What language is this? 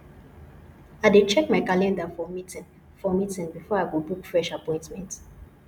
Nigerian Pidgin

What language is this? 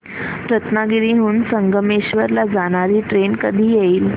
Marathi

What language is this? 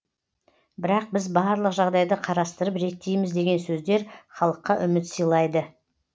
Kazakh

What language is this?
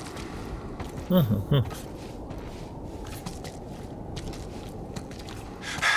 Polish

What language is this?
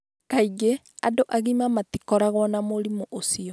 Kikuyu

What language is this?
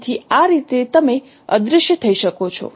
Gujarati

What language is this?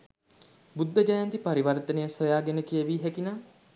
Sinhala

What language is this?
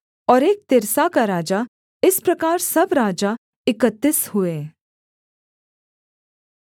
Hindi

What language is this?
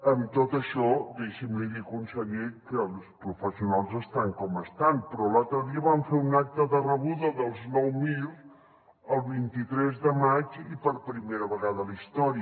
Catalan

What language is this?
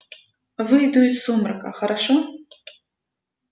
Russian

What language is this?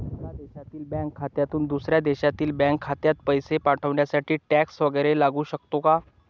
Marathi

